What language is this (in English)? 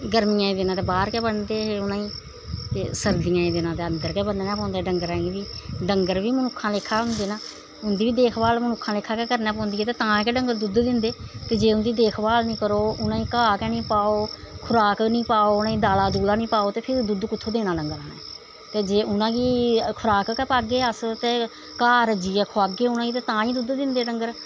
Dogri